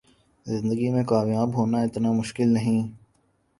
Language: Urdu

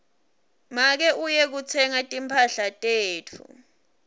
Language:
Swati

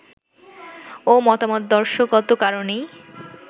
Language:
Bangla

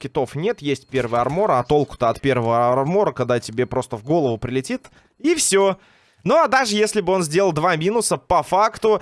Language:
Russian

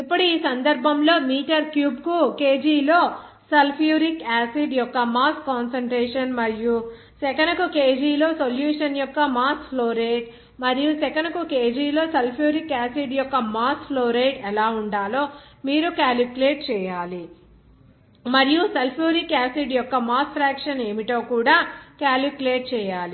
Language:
Telugu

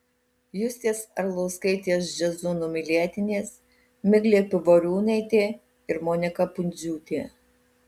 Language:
Lithuanian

